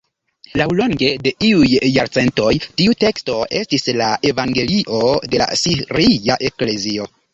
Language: Esperanto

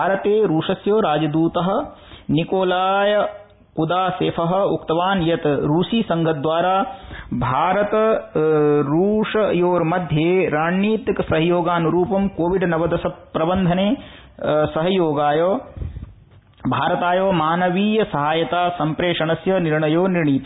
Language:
Sanskrit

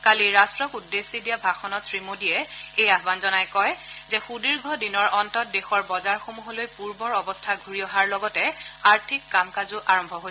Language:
Assamese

